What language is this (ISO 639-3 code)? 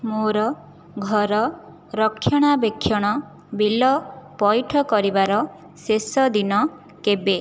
ori